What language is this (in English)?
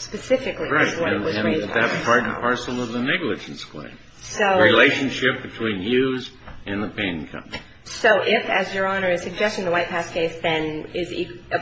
English